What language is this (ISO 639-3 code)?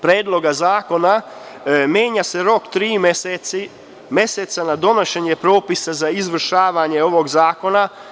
srp